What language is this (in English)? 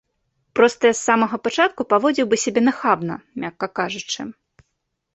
Belarusian